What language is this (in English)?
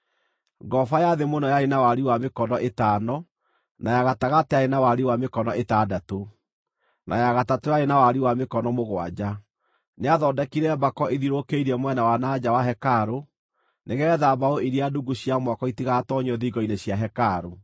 Kikuyu